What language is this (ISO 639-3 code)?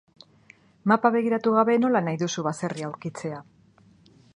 eus